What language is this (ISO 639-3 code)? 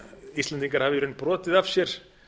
isl